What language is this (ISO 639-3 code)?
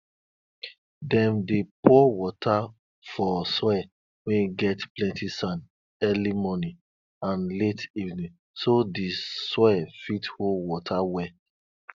pcm